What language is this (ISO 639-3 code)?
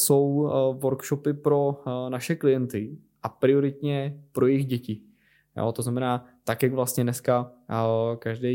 ces